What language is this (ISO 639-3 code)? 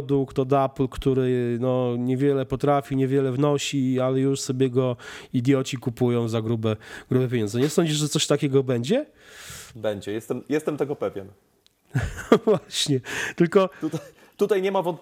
pol